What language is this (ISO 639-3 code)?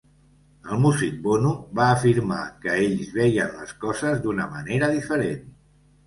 cat